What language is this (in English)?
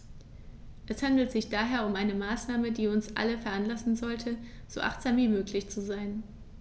German